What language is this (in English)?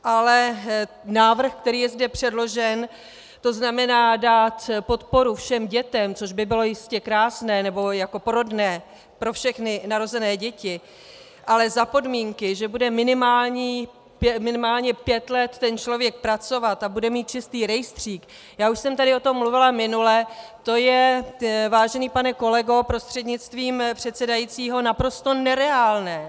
Czech